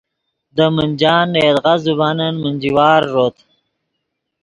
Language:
Yidgha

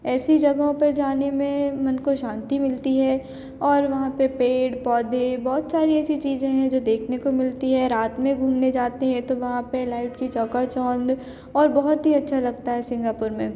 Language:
Hindi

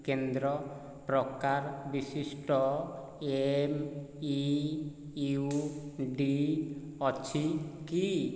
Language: Odia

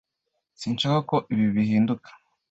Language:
Kinyarwanda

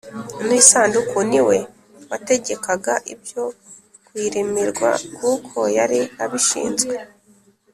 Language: Kinyarwanda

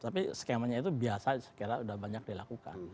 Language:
Indonesian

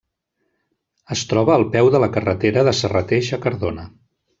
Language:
Catalan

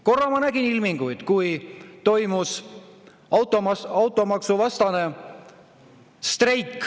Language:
Estonian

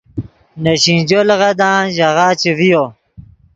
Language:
Yidgha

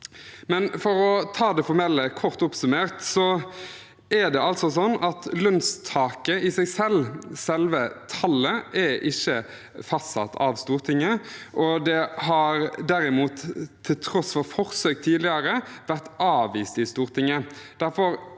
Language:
Norwegian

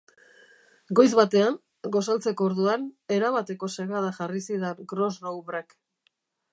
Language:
Basque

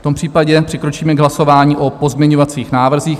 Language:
Czech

